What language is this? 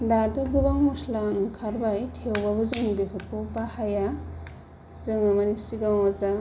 Bodo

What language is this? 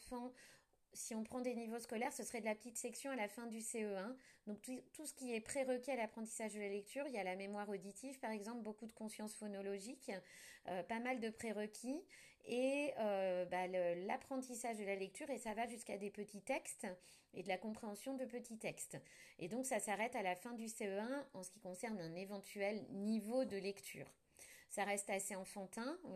French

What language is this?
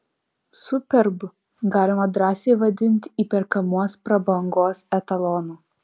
Lithuanian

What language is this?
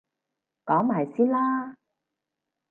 Cantonese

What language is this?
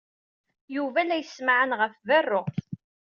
Kabyle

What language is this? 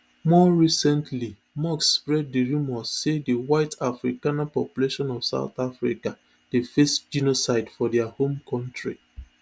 Nigerian Pidgin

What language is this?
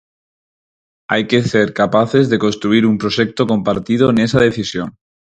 Galician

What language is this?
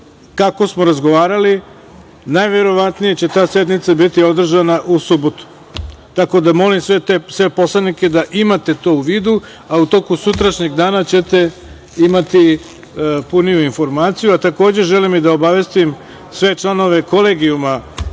Serbian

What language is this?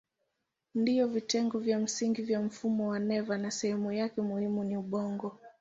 Swahili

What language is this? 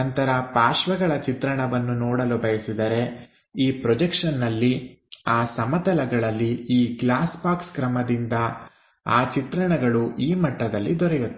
Kannada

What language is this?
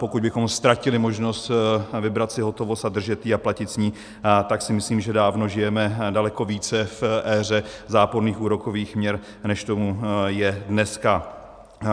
Czech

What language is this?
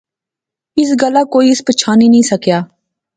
Pahari-Potwari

